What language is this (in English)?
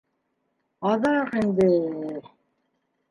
Bashkir